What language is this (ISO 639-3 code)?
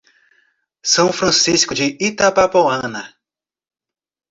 por